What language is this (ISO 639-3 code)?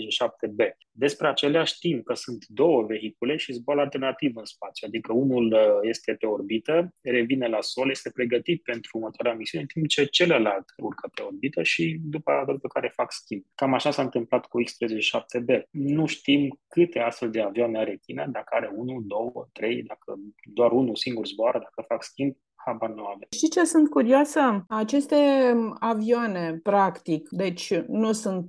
ron